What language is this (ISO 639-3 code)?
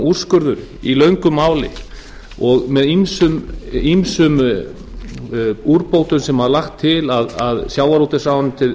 isl